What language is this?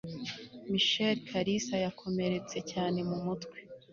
Kinyarwanda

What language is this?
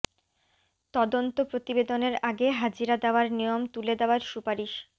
Bangla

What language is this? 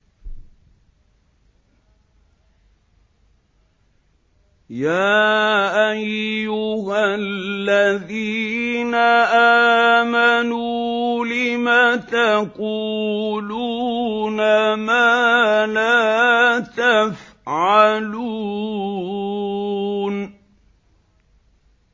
Arabic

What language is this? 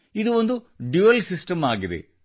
Kannada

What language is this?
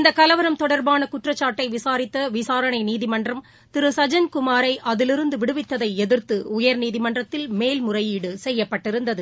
Tamil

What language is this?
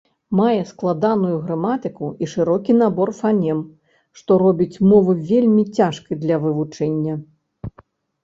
Belarusian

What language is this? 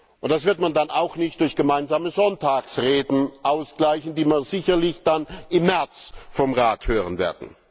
German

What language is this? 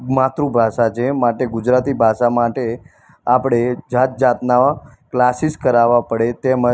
Gujarati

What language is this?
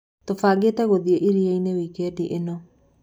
Kikuyu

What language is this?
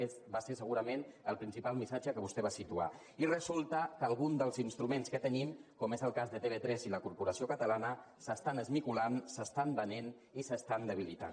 Catalan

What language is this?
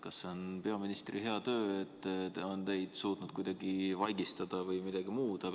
Estonian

